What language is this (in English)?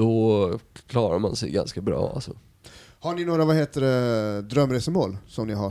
Swedish